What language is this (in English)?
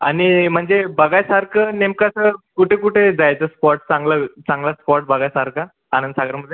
Marathi